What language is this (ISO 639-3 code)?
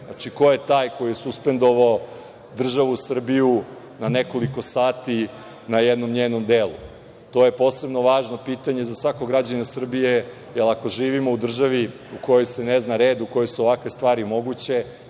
srp